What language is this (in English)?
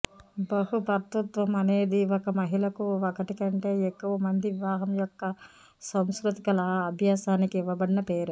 Telugu